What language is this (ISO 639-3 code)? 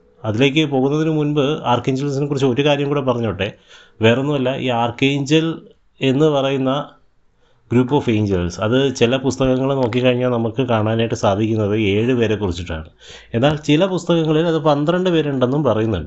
mal